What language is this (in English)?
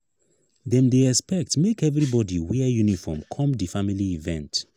Nigerian Pidgin